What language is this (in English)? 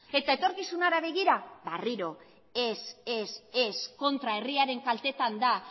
Basque